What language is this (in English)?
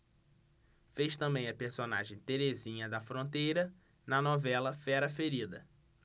Portuguese